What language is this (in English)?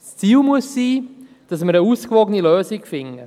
Swiss German